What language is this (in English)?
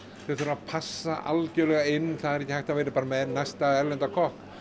Icelandic